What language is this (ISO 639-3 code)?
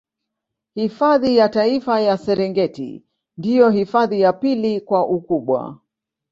swa